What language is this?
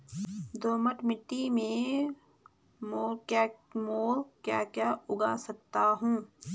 Hindi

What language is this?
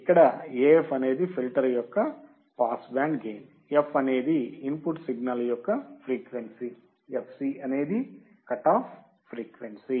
Telugu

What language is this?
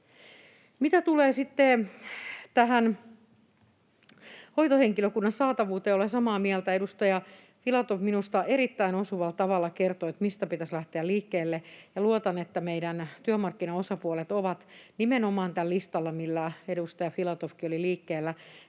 Finnish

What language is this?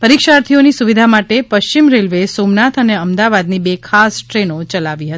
Gujarati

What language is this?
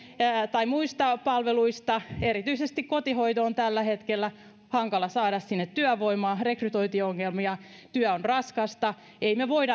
Finnish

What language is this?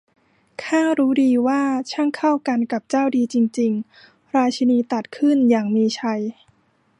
Thai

